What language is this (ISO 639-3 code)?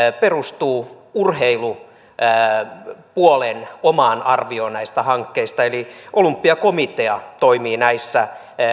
fin